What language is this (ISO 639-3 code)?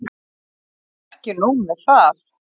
isl